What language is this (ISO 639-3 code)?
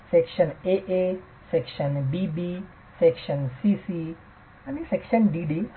mar